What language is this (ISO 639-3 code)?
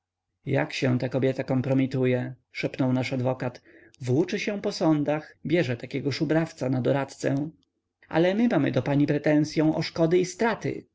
pol